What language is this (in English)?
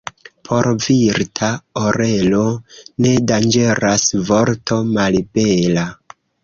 Esperanto